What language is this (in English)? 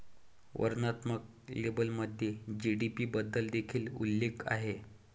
Marathi